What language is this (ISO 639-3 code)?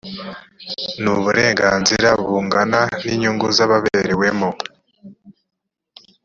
kin